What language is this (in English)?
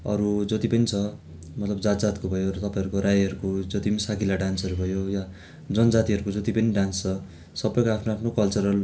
Nepali